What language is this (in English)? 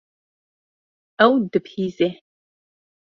Kurdish